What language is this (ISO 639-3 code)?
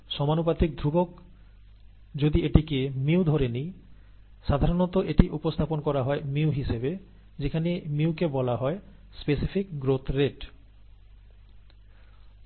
ben